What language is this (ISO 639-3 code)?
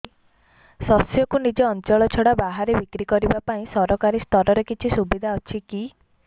ori